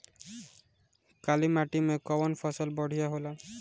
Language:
Bhojpuri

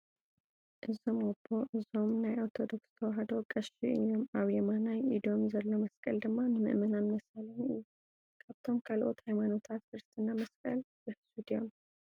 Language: Tigrinya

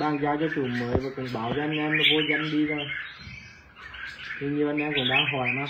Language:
Vietnamese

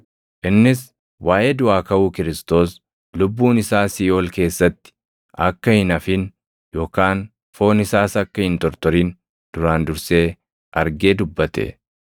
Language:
Oromo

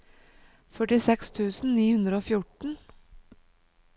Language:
Norwegian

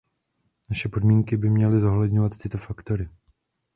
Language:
Czech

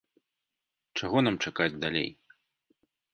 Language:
Belarusian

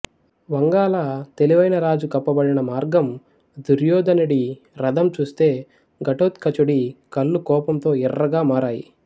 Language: Telugu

